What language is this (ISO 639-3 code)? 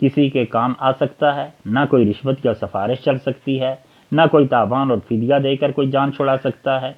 urd